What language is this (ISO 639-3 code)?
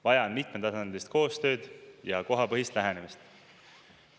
est